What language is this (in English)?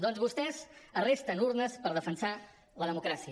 Catalan